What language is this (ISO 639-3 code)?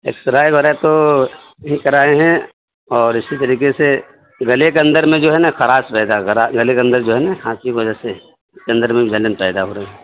urd